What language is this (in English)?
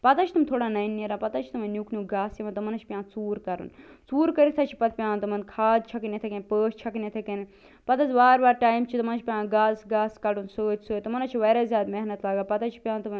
Kashmiri